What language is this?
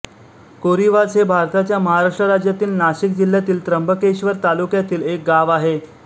Marathi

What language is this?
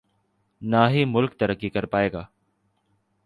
Urdu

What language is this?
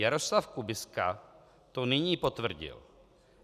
Czech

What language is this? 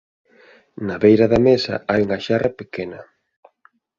Galician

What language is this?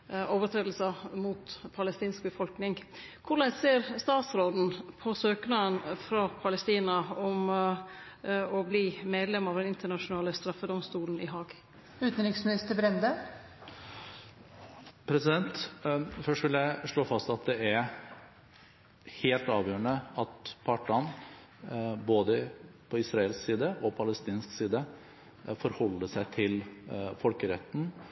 Norwegian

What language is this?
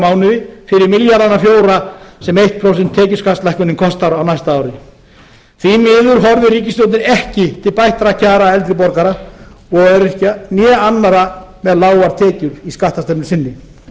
Icelandic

